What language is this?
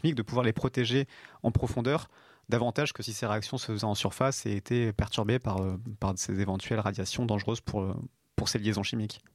French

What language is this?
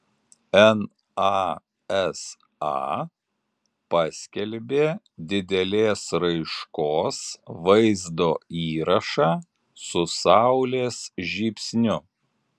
Lithuanian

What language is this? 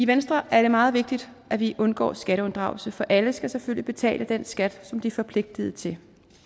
Danish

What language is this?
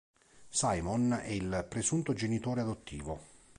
Italian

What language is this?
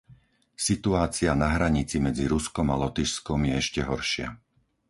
Slovak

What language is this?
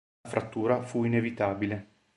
Italian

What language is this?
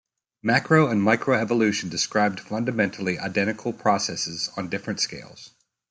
English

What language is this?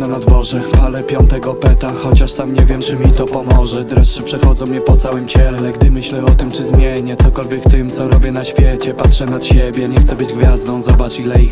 Polish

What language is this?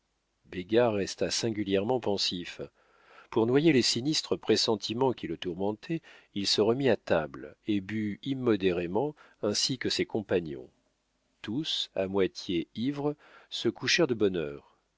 French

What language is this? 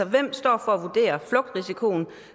Danish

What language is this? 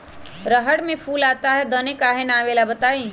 Magahi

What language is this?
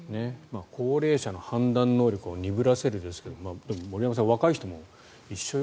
Japanese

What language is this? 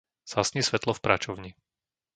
Slovak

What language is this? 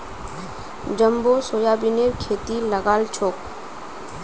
Magahi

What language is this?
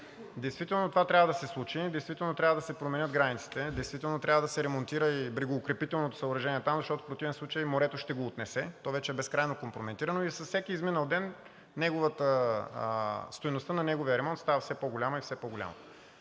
Bulgarian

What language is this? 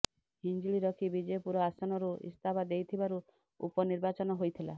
Odia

